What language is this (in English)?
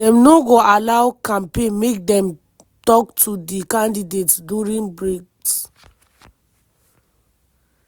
Nigerian Pidgin